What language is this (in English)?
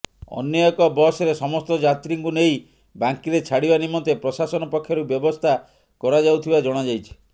Odia